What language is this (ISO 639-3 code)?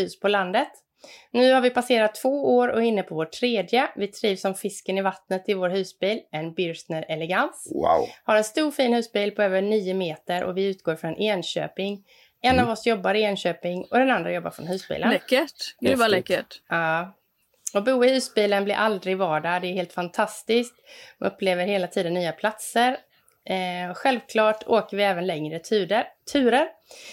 swe